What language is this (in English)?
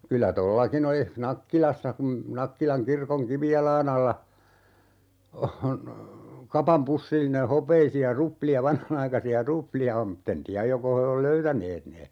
Finnish